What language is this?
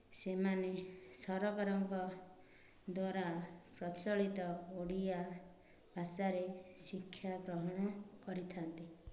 Odia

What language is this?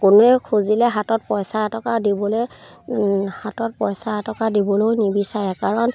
Assamese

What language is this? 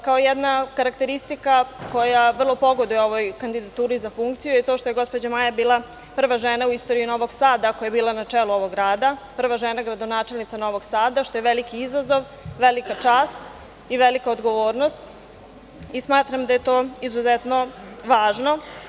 Serbian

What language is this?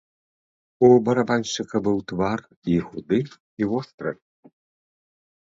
Belarusian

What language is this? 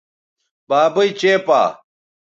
Bateri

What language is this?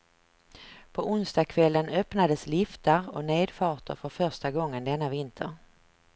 Swedish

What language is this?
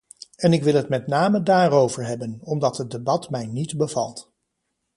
Dutch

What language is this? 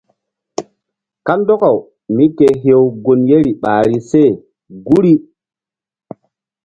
Mbum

